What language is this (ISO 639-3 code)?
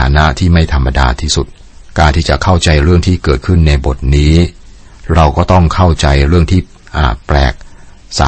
tha